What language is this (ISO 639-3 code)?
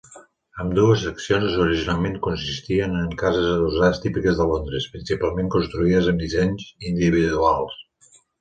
cat